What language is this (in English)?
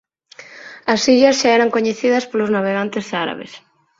Galician